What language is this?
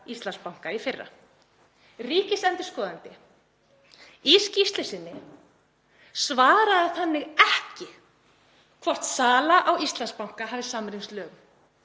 Icelandic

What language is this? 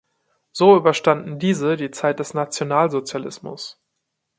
German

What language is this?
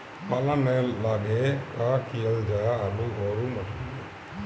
Bhojpuri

